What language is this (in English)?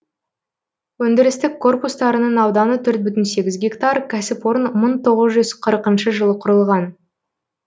Kazakh